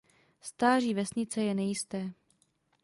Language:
Czech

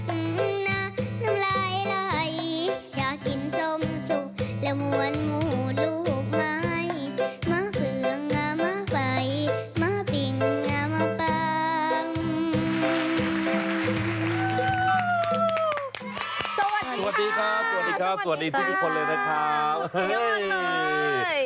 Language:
Thai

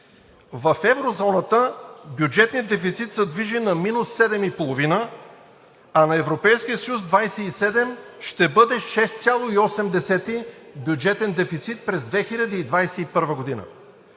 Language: Bulgarian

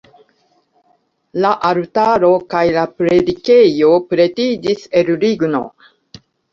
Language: Esperanto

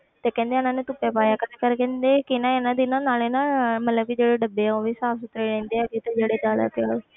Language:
Punjabi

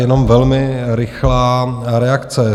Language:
Czech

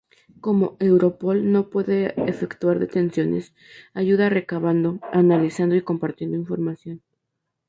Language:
Spanish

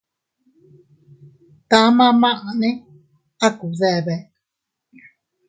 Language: Teutila Cuicatec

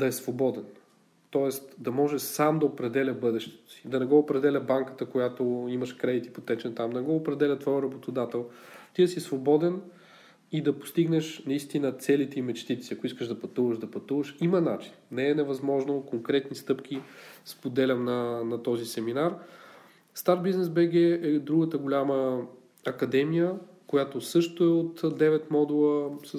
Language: Bulgarian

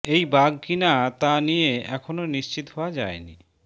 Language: Bangla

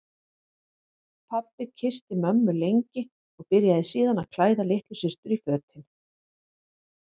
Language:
Icelandic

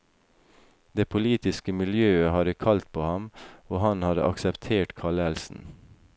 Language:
Norwegian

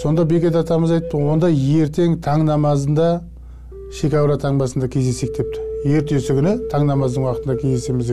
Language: Turkish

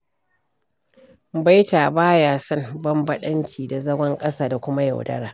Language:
Hausa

